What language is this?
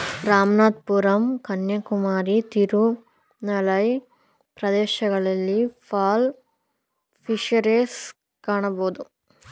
Kannada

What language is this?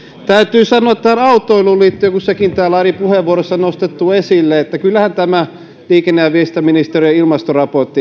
Finnish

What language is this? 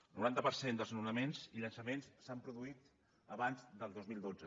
Catalan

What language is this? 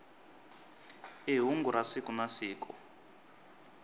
Tsonga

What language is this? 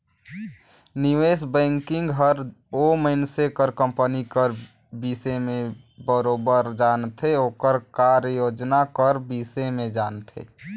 Chhattisgarhi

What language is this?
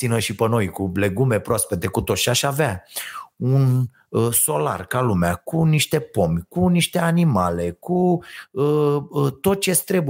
Romanian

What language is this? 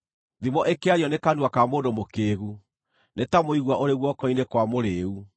Kikuyu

